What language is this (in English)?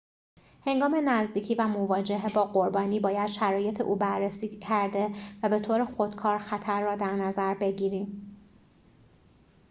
Persian